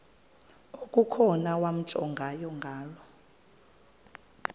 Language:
Xhosa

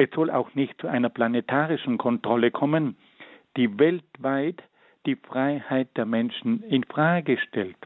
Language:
German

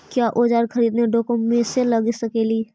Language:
Magahi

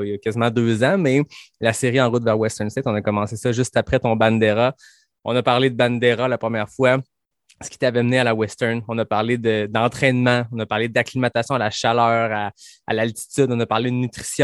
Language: French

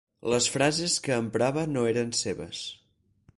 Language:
Catalan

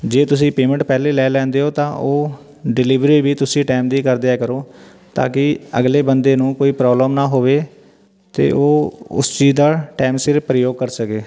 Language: Punjabi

